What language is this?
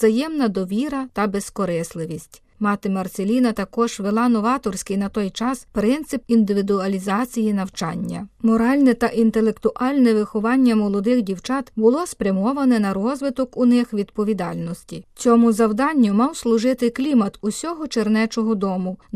Ukrainian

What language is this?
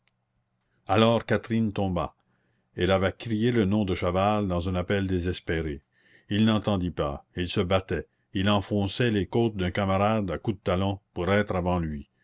French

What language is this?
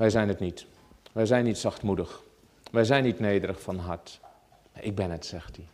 Dutch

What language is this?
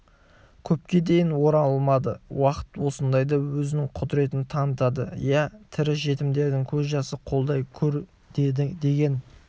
Kazakh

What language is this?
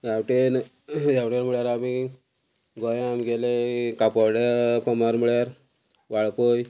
Konkani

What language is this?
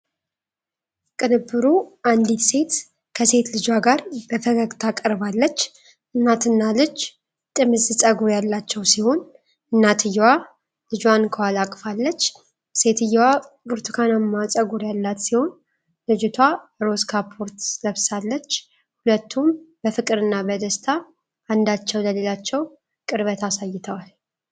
Amharic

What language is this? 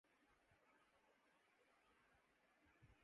Urdu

